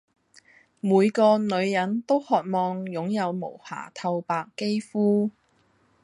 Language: Cantonese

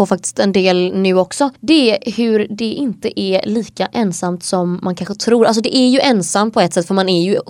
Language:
Swedish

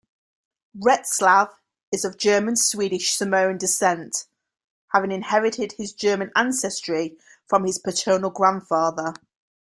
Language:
English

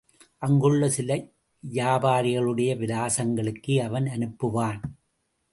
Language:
Tamil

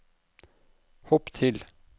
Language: Norwegian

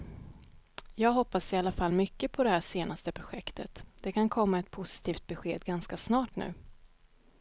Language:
Swedish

